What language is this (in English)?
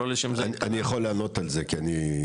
Hebrew